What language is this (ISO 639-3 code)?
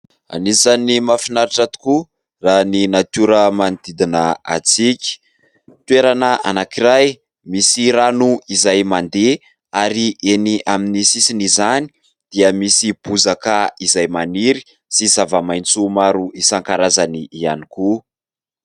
mlg